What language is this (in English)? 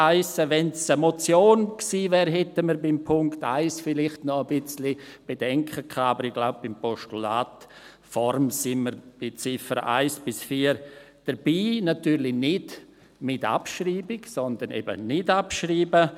Swiss German